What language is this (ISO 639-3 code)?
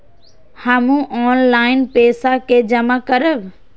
mai